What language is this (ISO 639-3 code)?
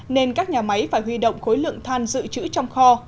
vie